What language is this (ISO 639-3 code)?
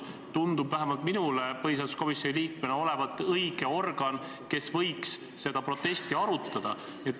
est